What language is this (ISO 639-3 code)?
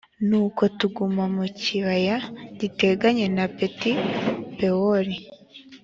kin